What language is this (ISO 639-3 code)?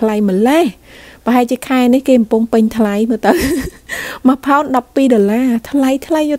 vie